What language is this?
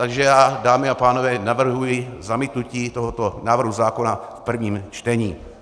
Czech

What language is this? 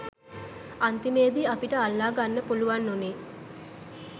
Sinhala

